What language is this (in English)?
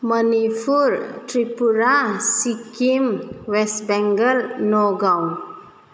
Bodo